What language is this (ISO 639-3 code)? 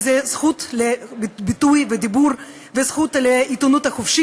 heb